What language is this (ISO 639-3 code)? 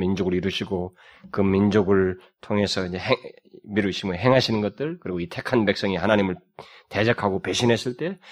kor